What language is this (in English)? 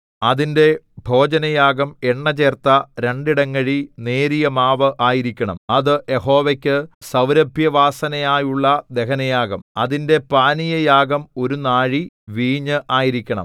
Malayalam